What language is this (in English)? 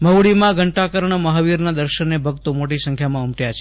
Gujarati